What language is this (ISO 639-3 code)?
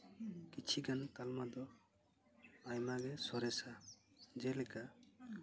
sat